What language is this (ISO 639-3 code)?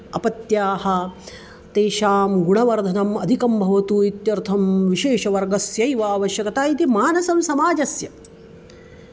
san